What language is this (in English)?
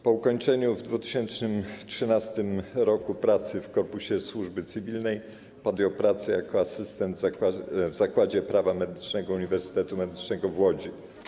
Polish